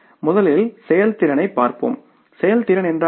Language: Tamil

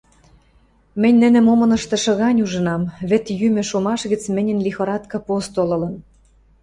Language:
Western Mari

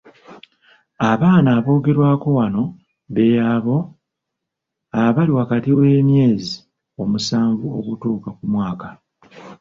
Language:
Ganda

